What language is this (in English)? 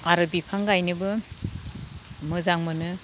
Bodo